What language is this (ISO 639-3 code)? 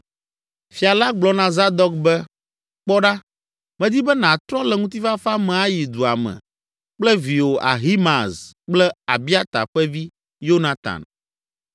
ewe